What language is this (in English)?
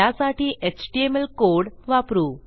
Marathi